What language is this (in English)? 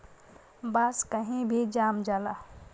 Bhojpuri